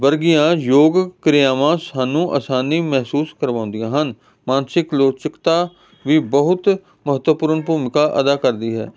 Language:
Punjabi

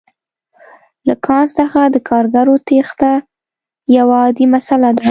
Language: Pashto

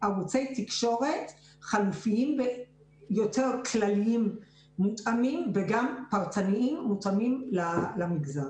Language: Hebrew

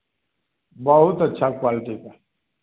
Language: Hindi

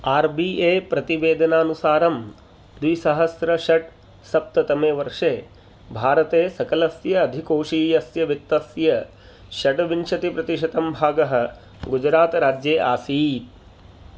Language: Sanskrit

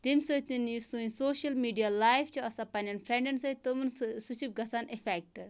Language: Kashmiri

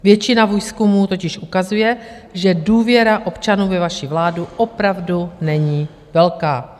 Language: Czech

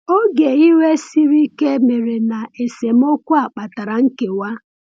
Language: Igbo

